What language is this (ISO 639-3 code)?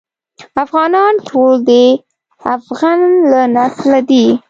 pus